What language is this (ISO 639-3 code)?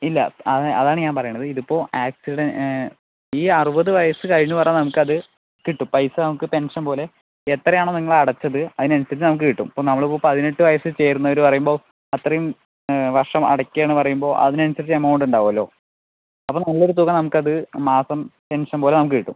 mal